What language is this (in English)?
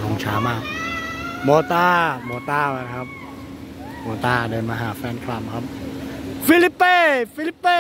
Thai